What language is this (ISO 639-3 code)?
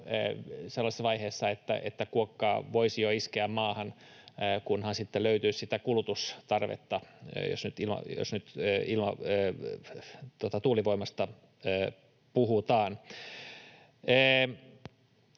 fin